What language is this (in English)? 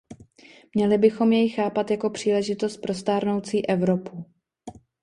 Czech